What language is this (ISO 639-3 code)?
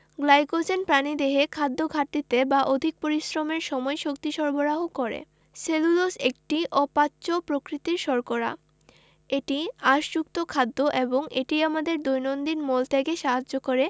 ben